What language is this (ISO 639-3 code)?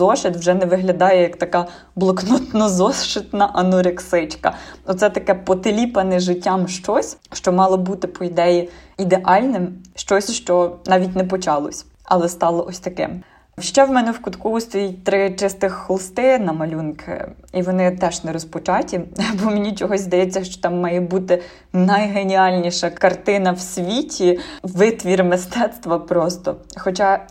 ukr